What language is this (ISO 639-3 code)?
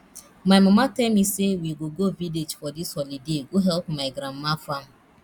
pcm